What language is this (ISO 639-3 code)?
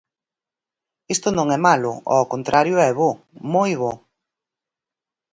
glg